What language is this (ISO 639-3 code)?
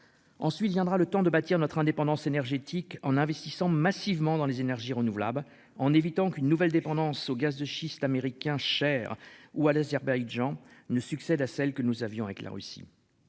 fra